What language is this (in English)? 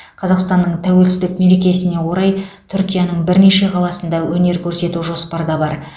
Kazakh